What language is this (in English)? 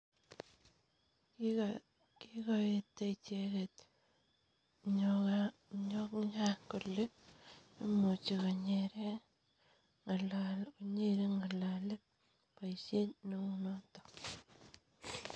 Kalenjin